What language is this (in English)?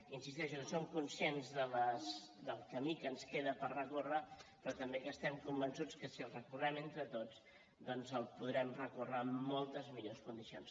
Catalan